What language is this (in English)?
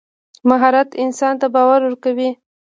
Pashto